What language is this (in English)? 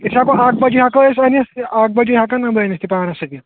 Kashmiri